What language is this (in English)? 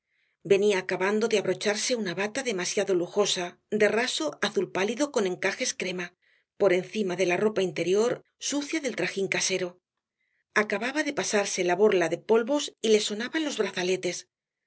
Spanish